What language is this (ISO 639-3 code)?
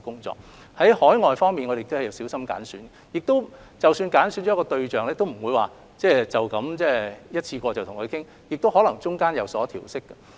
yue